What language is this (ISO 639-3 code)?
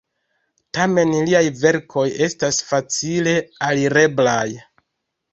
epo